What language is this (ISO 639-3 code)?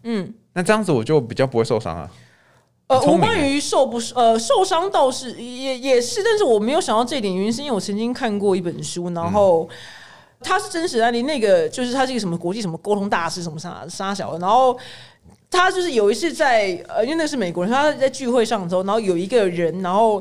zho